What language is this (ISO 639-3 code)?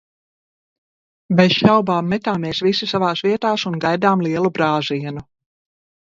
lav